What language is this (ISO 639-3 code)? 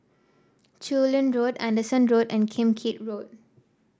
eng